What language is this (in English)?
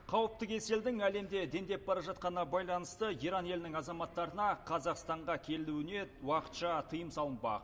Kazakh